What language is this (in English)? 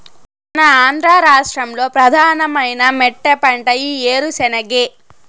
Telugu